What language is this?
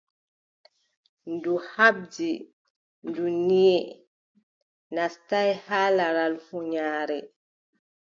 Adamawa Fulfulde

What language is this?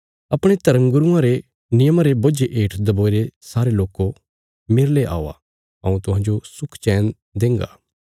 Bilaspuri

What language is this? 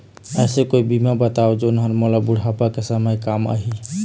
Chhattisgarhi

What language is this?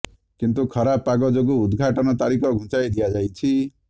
Odia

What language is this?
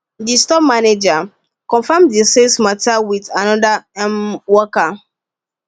Nigerian Pidgin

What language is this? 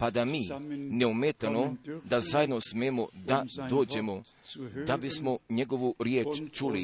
Croatian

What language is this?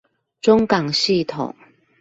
Chinese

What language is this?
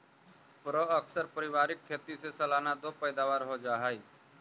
Magahi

